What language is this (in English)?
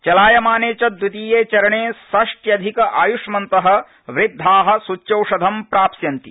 Sanskrit